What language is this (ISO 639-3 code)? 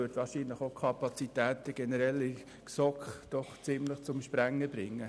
gsw